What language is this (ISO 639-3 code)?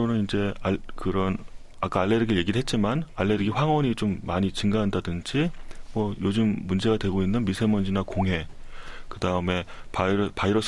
kor